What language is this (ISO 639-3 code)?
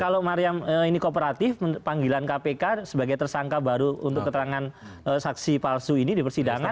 ind